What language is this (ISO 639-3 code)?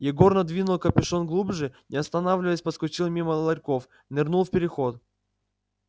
rus